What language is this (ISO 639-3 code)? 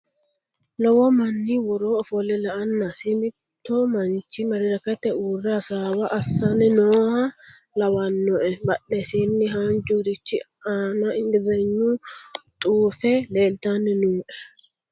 sid